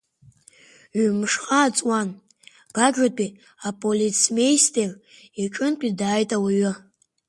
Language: Abkhazian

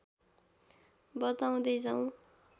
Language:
Nepali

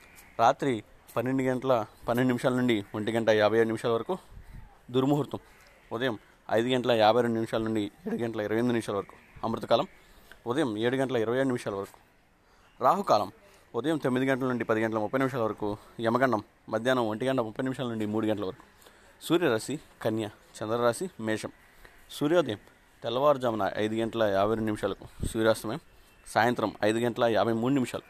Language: Telugu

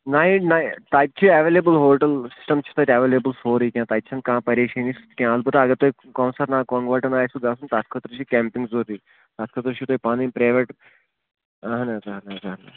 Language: Kashmiri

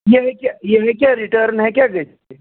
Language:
Kashmiri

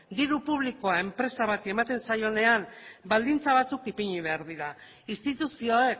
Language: Basque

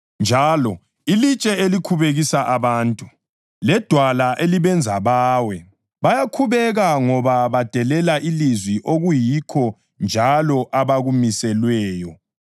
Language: North Ndebele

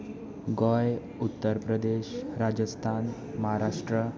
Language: Konkani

